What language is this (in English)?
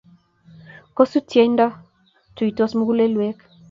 Kalenjin